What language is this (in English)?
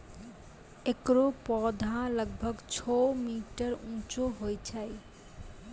Maithili